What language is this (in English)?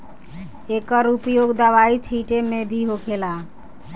Bhojpuri